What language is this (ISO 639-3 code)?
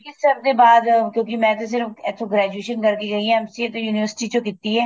pan